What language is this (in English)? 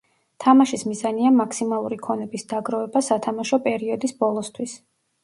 Georgian